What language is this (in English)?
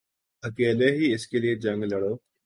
Urdu